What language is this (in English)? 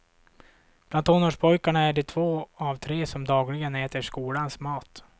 Swedish